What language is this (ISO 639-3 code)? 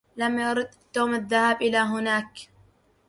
ara